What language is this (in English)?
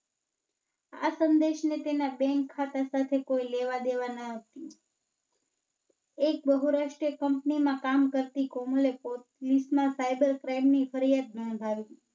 Gujarati